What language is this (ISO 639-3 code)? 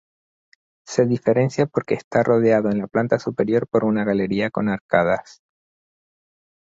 spa